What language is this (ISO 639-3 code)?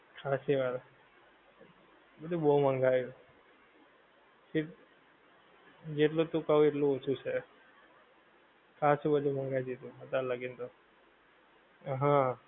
guj